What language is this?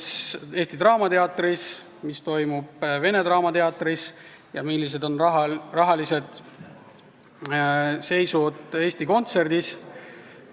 Estonian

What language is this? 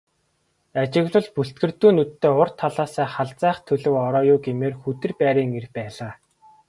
Mongolian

